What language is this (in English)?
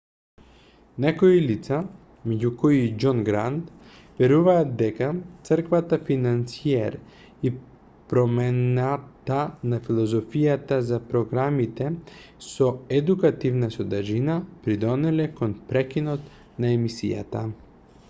Macedonian